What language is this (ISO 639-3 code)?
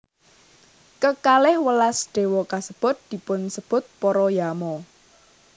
jav